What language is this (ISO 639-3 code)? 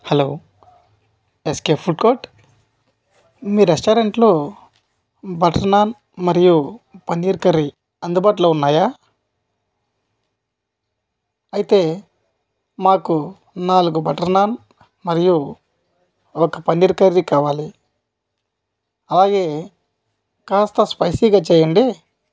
tel